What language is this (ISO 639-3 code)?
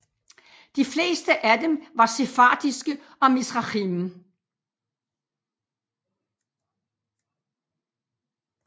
dan